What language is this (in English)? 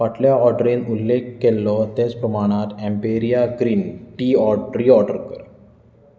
Konkani